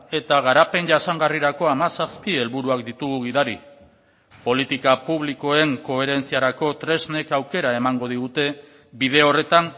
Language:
Basque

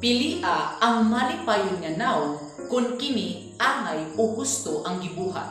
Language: Filipino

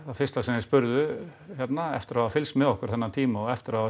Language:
Icelandic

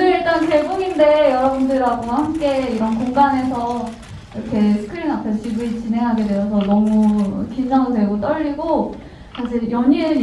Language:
Korean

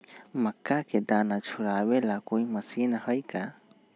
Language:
Magahi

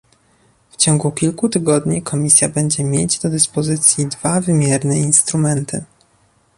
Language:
Polish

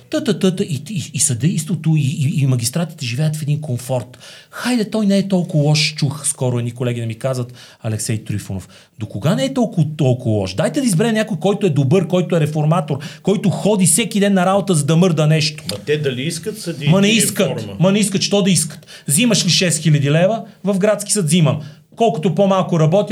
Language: Bulgarian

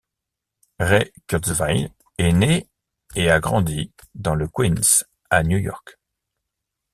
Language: French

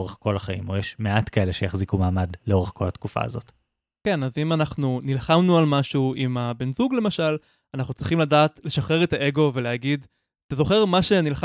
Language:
Hebrew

